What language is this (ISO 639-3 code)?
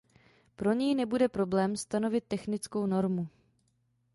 ces